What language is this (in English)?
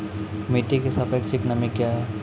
Maithili